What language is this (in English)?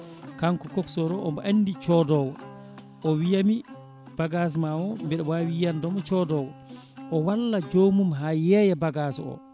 Fula